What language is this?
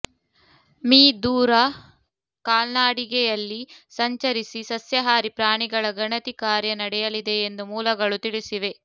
Kannada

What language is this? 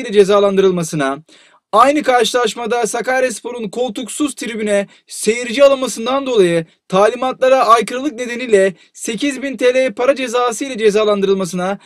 Turkish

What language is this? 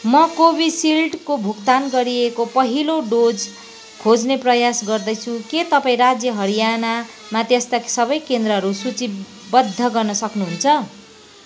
Nepali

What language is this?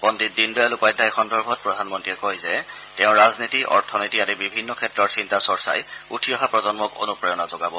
Assamese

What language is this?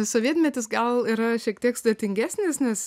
Lithuanian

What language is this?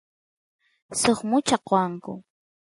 Santiago del Estero Quichua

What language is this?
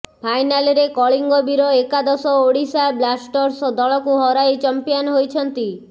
Odia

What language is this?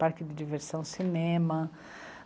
Portuguese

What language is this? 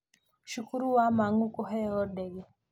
Kikuyu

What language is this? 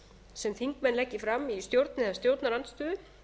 Icelandic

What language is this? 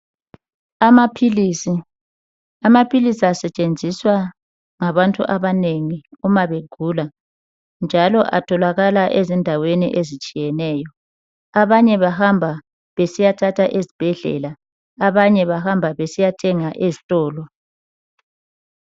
North Ndebele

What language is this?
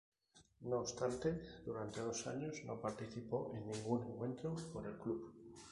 Spanish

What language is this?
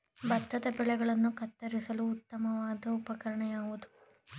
Kannada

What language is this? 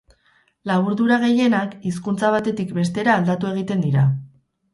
Basque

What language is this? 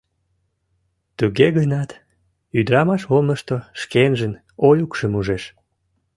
Mari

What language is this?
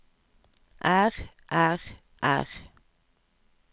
Norwegian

